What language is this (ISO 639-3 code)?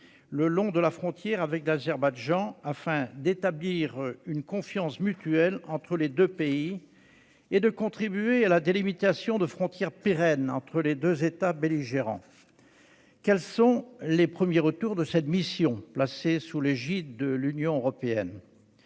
fra